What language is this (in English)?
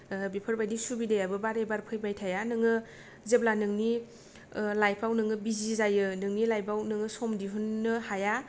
Bodo